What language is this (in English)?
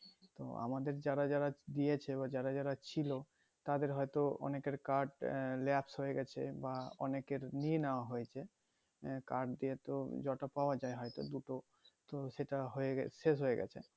Bangla